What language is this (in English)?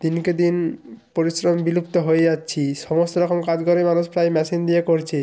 Bangla